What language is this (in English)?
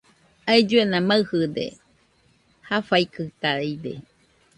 Nüpode Huitoto